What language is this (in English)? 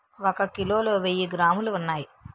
Telugu